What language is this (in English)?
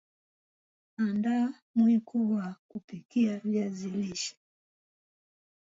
Swahili